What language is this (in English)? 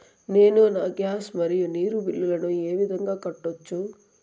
Telugu